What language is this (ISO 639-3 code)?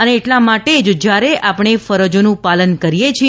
guj